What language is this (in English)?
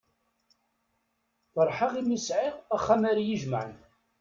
Kabyle